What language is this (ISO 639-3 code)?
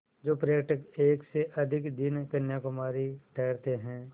hin